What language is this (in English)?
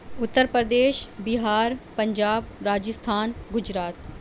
Urdu